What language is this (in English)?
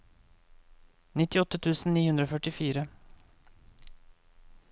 Norwegian